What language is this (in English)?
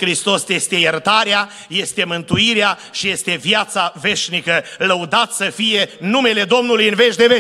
Romanian